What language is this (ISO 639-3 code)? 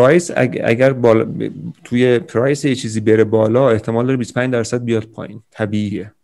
fas